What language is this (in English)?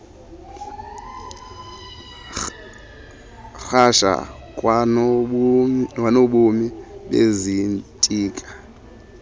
Xhosa